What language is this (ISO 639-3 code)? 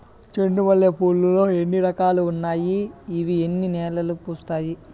tel